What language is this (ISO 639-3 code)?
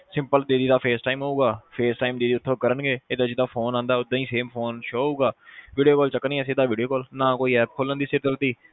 pan